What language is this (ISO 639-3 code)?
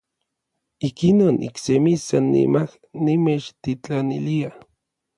nlv